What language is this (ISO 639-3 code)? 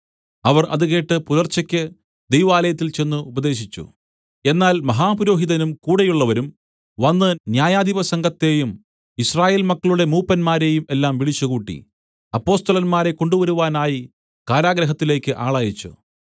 mal